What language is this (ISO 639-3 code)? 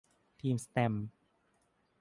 tha